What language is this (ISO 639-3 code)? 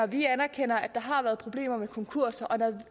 dan